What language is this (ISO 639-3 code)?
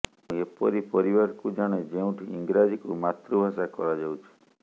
ori